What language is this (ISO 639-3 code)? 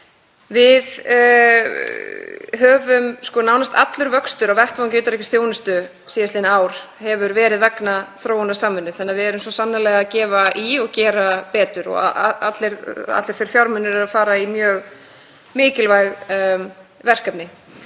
isl